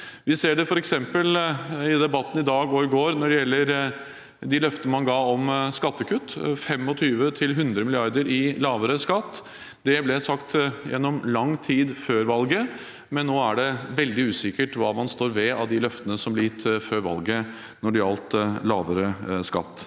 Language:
Norwegian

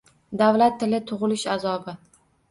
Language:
Uzbek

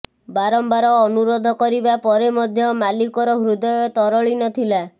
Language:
Odia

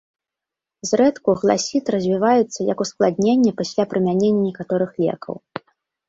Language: Belarusian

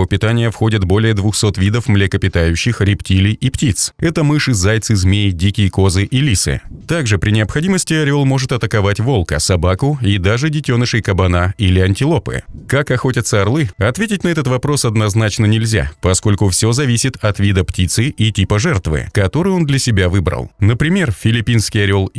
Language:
Russian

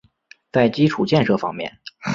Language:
Chinese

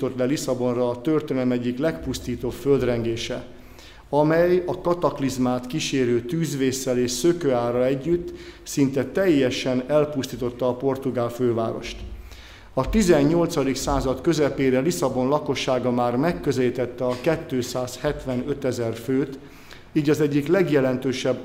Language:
Hungarian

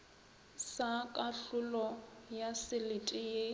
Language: Northern Sotho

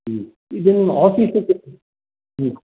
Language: Sanskrit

